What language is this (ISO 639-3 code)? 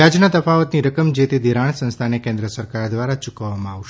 guj